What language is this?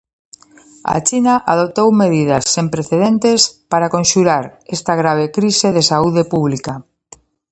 Galician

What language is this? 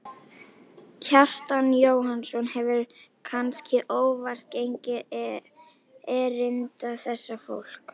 Icelandic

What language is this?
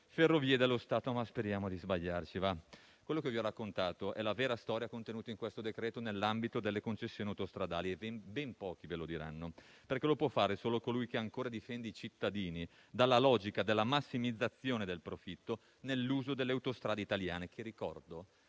Italian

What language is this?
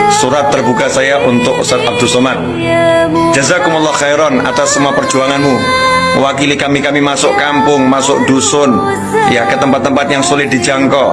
Indonesian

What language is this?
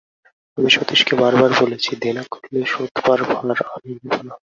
Bangla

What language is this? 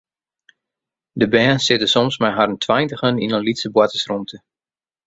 Western Frisian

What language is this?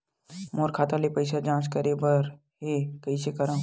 Chhattisgarhi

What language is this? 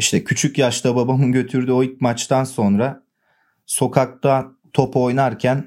Turkish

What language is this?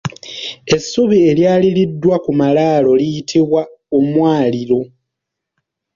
Ganda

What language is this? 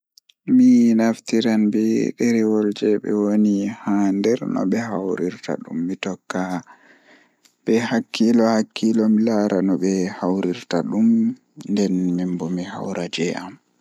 Fula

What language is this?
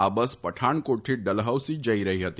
Gujarati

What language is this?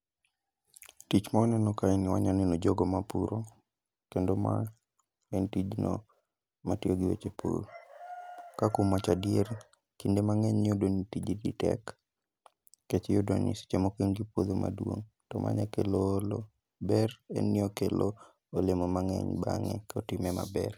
Luo (Kenya and Tanzania)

